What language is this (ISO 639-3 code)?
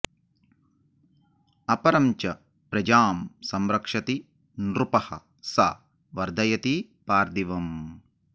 san